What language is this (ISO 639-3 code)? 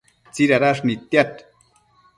mcf